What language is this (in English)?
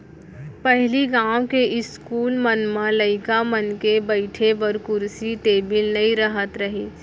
Chhattisgarhi